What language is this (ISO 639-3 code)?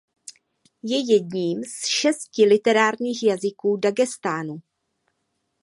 ces